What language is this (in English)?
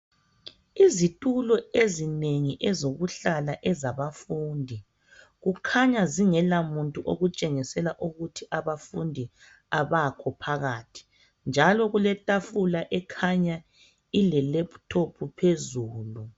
North Ndebele